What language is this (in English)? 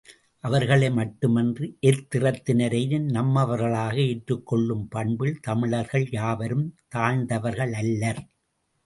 Tamil